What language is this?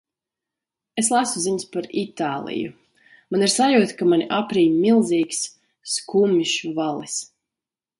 Latvian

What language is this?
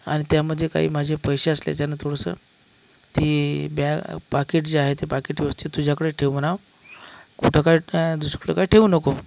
Marathi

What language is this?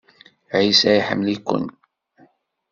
Kabyle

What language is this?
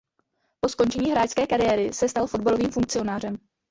Czech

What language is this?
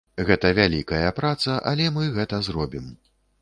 Belarusian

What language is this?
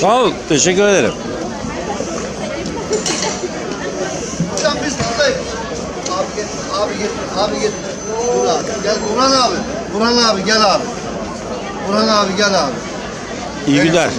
Turkish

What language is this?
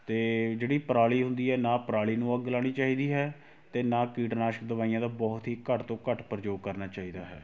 Punjabi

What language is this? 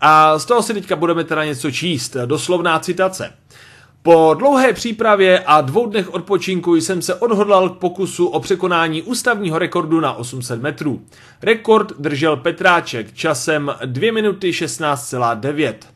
Czech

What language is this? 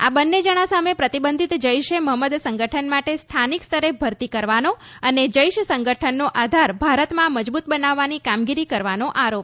Gujarati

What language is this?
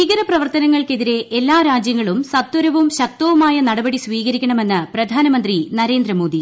Malayalam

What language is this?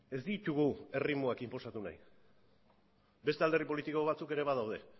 Basque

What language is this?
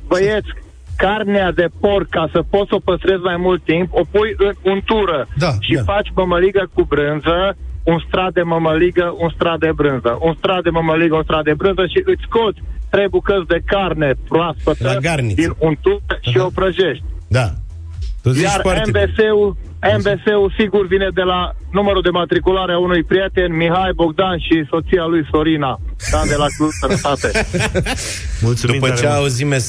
Romanian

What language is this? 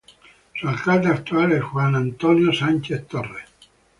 Spanish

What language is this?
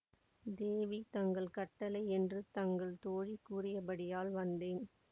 Tamil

